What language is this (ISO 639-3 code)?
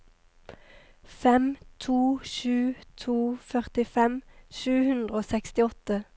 nor